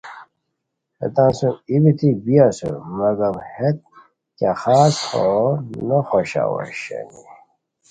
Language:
Khowar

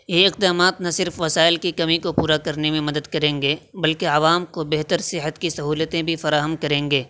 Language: Urdu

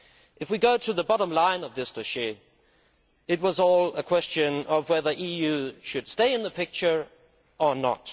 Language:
English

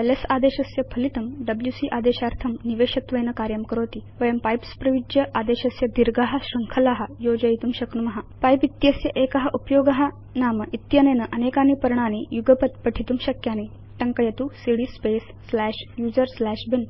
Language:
Sanskrit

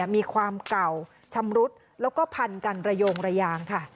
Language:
Thai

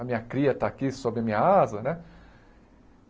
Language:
Portuguese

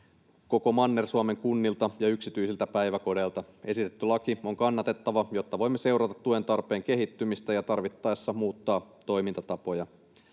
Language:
Finnish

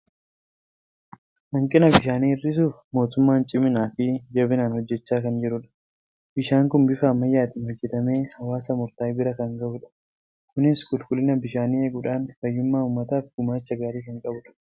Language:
Oromo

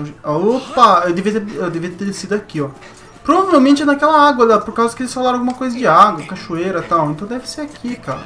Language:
Portuguese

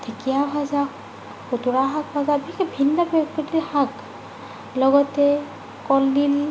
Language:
Assamese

